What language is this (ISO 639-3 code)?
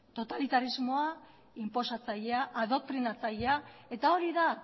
eus